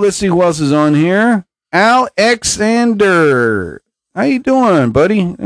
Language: English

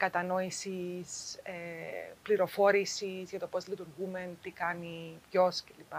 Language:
Greek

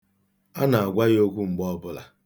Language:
Igbo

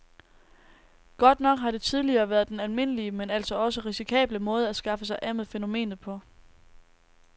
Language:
Danish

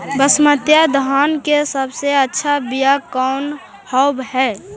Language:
Magahi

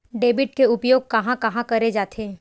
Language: Chhattisgarhi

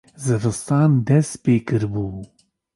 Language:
Kurdish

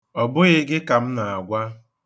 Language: Igbo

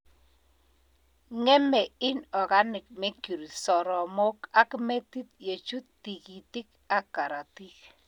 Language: Kalenjin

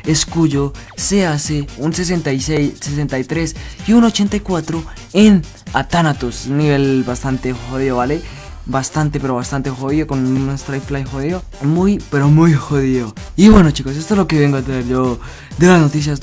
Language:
Spanish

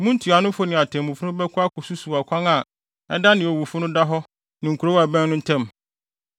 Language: Akan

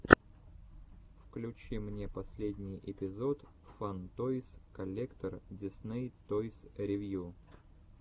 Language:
Russian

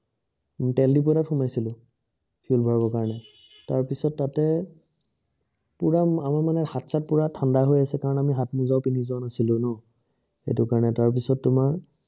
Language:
Assamese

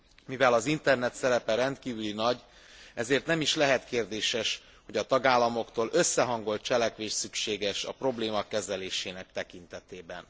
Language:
Hungarian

